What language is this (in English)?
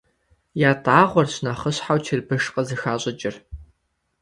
Kabardian